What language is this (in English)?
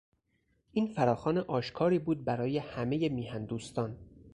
Persian